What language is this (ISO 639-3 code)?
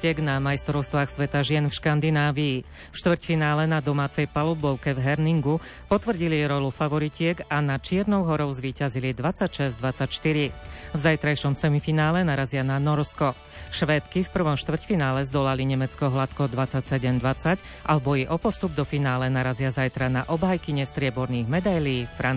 slk